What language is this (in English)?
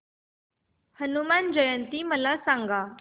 Marathi